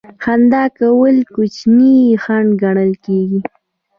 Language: Pashto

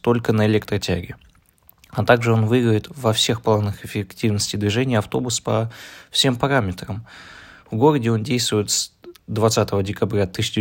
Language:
Russian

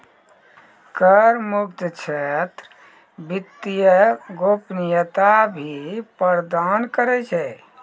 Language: Maithili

